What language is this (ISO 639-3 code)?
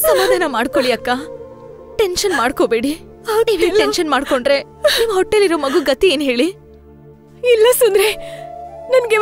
hin